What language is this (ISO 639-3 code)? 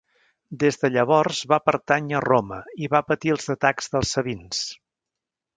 cat